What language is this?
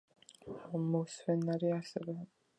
Georgian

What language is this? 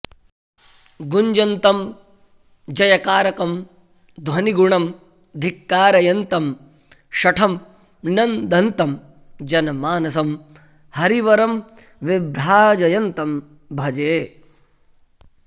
Sanskrit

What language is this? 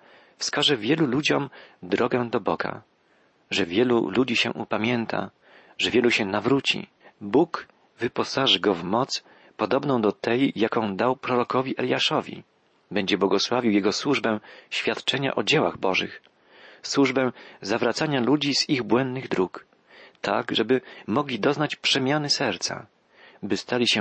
Polish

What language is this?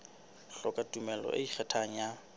Southern Sotho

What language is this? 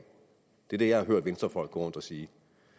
Danish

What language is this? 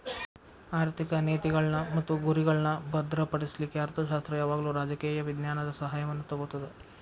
Kannada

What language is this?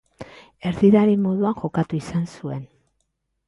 Basque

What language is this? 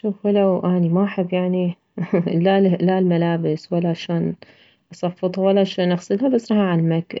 Mesopotamian Arabic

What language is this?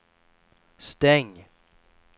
Swedish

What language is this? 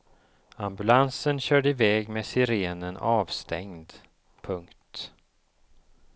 Swedish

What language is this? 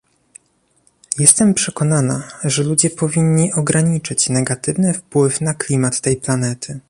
Polish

